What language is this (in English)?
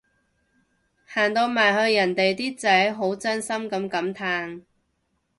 Cantonese